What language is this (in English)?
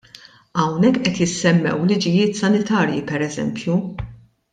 Maltese